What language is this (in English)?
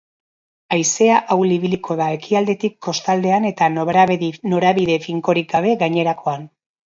Basque